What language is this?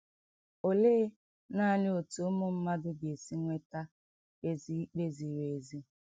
Igbo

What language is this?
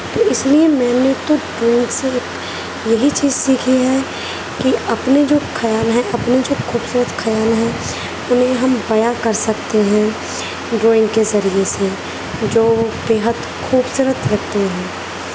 Urdu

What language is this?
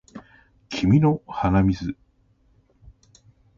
Japanese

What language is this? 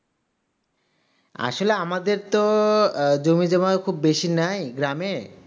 Bangla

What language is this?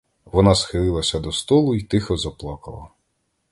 Ukrainian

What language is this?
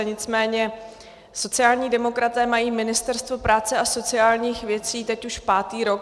Czech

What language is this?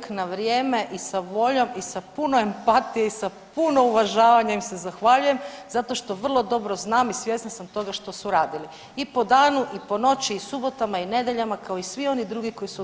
Croatian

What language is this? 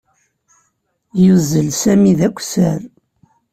Kabyle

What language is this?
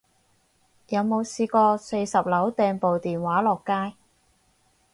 Cantonese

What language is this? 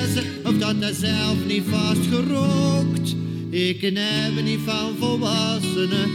Dutch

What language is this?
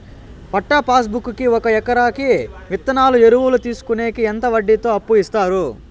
Telugu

